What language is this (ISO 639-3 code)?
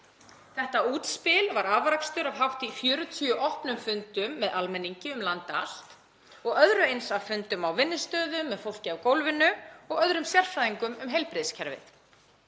isl